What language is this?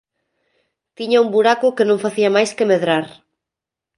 Galician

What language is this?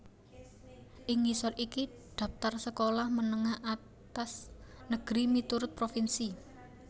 Javanese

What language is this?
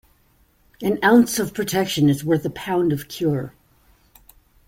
English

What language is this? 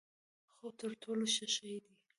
Pashto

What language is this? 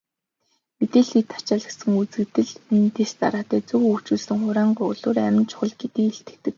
Mongolian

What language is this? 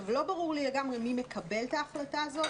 Hebrew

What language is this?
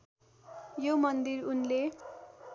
Nepali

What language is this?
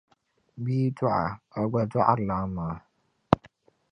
Dagbani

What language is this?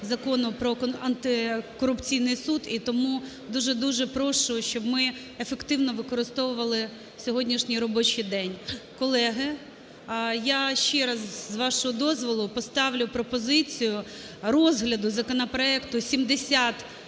Ukrainian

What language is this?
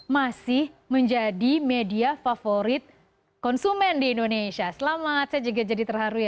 Indonesian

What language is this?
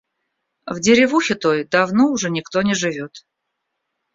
Russian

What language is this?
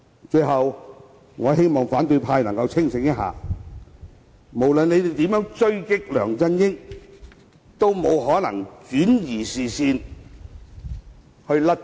Cantonese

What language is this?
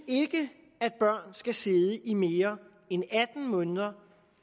Danish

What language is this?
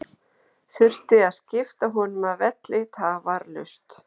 Icelandic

